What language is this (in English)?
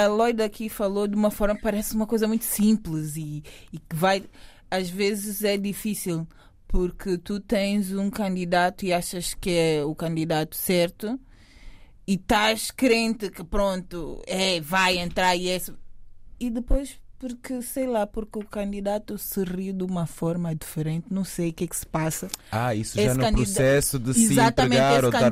Portuguese